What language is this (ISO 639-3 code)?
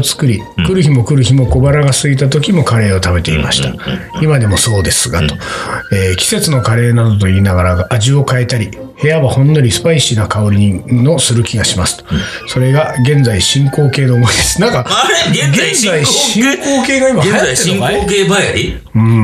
jpn